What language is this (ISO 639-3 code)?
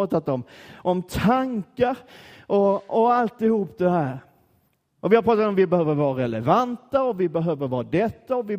swe